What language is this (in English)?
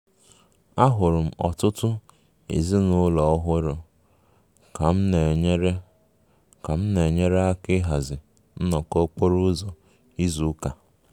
Igbo